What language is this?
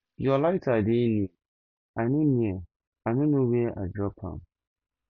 Nigerian Pidgin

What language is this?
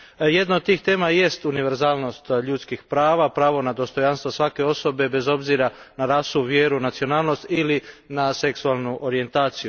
Croatian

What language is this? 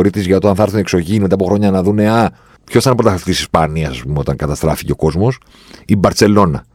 Greek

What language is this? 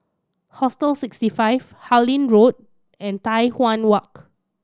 English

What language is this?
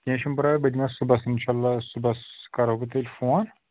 Kashmiri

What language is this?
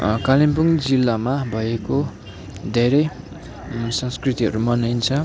Nepali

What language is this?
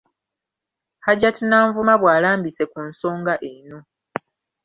Ganda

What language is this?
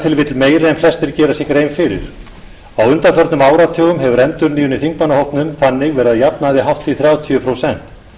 Icelandic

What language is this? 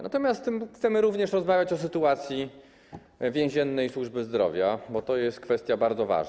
Polish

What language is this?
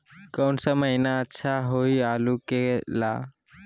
Magahi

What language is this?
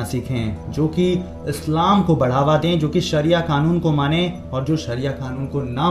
Hindi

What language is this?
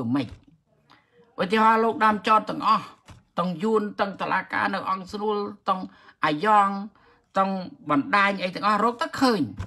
Thai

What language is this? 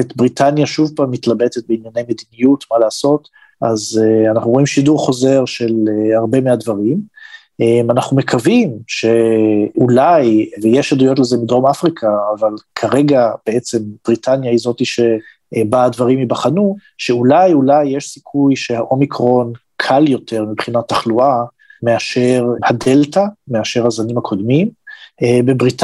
Hebrew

